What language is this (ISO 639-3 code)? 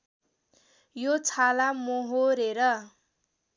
nep